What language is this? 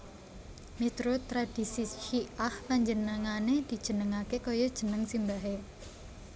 Javanese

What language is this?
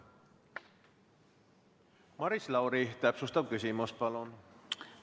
Estonian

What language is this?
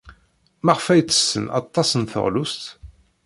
Kabyle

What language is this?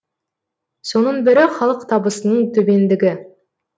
Kazakh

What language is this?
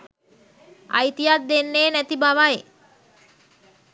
Sinhala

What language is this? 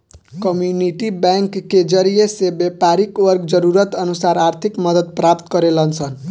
Bhojpuri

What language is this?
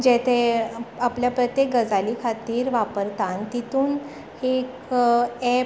Konkani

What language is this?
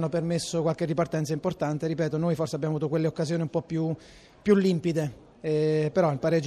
Italian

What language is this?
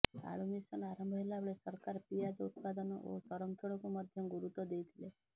Odia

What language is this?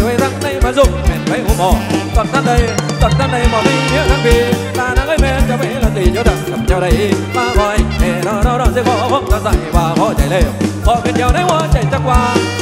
Thai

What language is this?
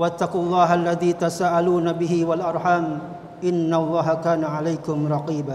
Indonesian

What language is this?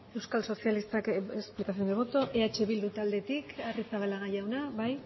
Basque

